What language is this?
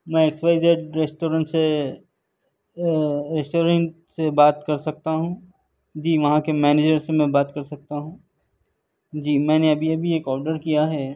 Urdu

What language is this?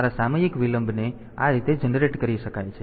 Gujarati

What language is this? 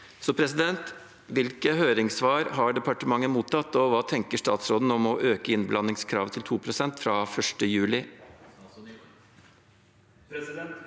Norwegian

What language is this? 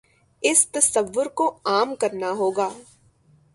Urdu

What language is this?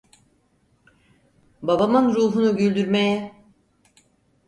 Turkish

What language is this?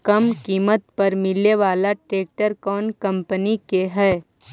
Magahi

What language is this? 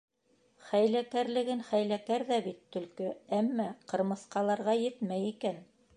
Bashkir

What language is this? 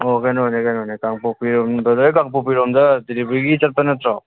Manipuri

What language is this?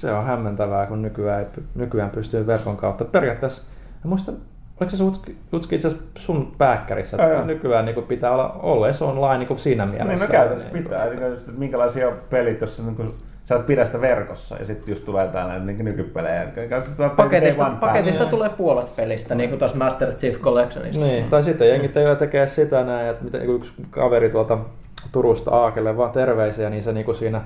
Finnish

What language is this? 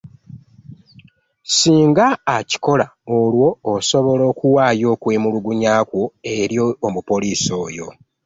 Ganda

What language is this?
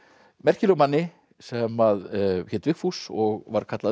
Icelandic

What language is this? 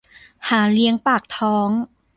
Thai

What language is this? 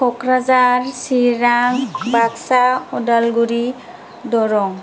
Bodo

